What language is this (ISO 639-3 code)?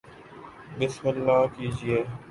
urd